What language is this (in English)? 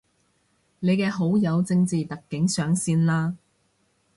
Cantonese